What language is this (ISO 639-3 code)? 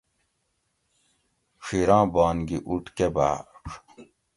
gwc